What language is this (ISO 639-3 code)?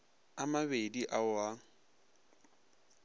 nso